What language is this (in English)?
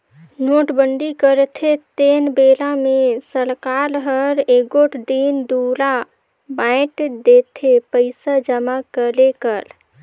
Chhattisgarhi